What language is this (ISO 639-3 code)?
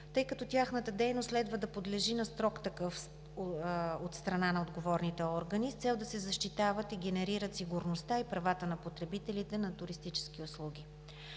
bul